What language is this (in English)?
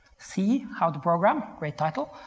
English